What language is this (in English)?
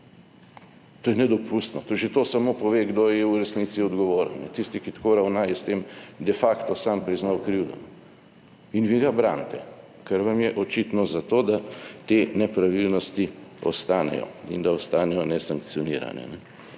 Slovenian